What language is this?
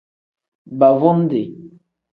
Tem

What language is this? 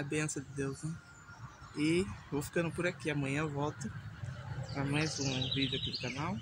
Portuguese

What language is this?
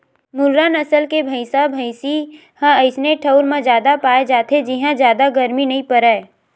Chhattisgarhi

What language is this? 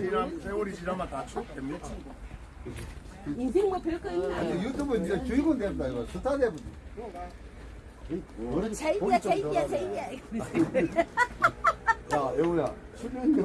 Korean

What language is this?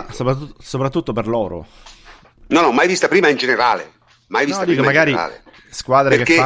Italian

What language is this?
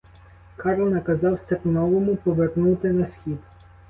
Ukrainian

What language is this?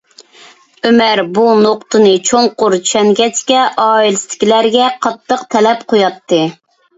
Uyghur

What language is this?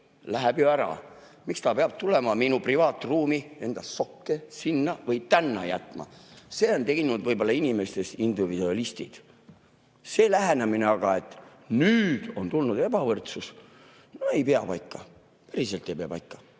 Estonian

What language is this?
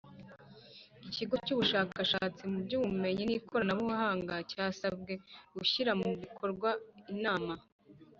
Kinyarwanda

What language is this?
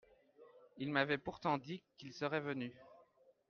French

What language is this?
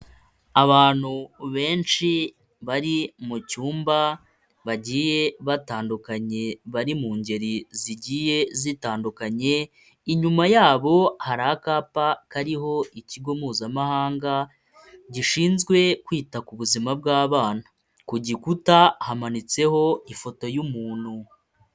Kinyarwanda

